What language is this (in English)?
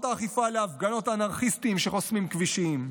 Hebrew